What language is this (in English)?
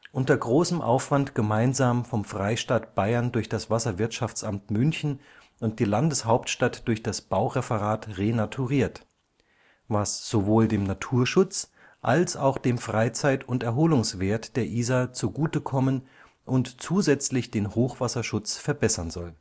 German